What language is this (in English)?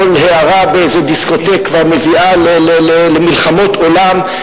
Hebrew